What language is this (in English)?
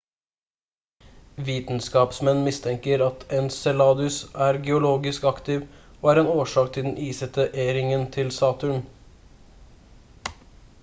Norwegian Bokmål